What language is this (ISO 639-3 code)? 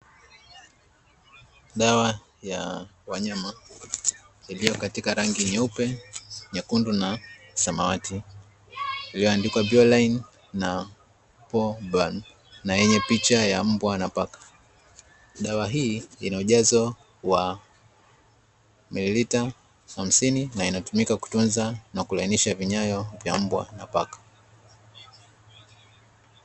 swa